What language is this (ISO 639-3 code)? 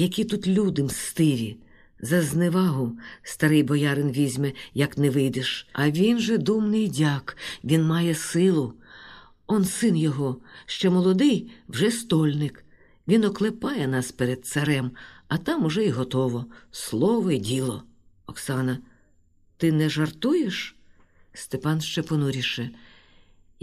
ukr